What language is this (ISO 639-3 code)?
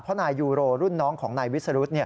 tha